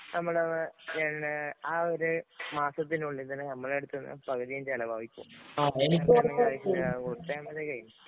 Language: Malayalam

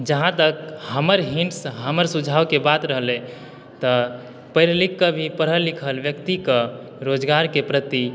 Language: Maithili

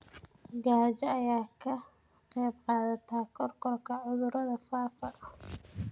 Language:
Somali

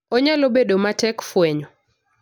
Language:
Luo (Kenya and Tanzania)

